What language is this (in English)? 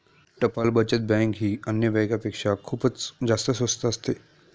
Marathi